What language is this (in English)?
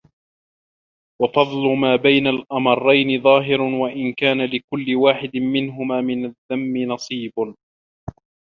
Arabic